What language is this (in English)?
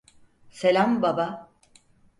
Turkish